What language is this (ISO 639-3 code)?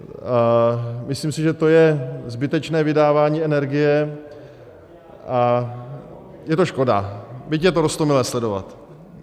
ces